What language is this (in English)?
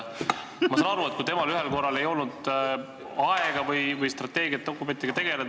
Estonian